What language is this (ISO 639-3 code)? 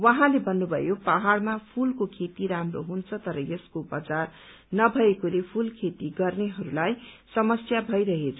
nep